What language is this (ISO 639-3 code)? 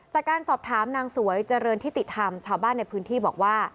tha